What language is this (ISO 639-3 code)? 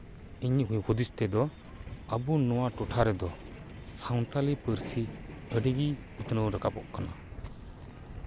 sat